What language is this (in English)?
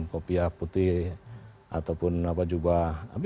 Indonesian